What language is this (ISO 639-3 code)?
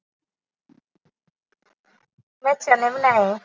pan